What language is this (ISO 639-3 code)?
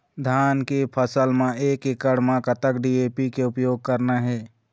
hne